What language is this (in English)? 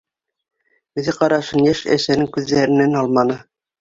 Bashkir